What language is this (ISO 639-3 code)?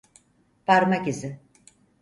tur